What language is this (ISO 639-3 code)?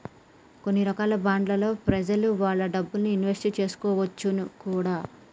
tel